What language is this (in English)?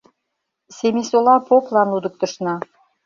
Mari